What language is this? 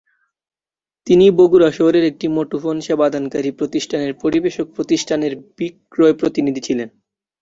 Bangla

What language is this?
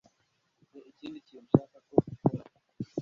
Kinyarwanda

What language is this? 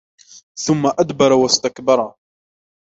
Arabic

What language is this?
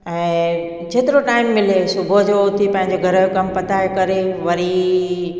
Sindhi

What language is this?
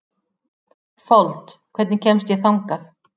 Icelandic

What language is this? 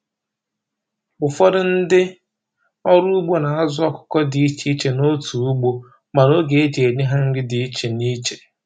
Igbo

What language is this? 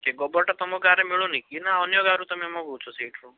Odia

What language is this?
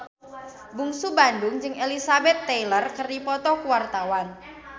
Sundanese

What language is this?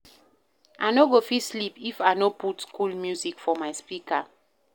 Nigerian Pidgin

